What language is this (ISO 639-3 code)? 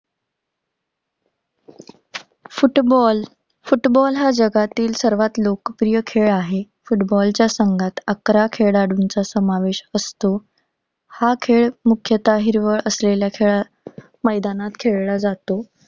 mar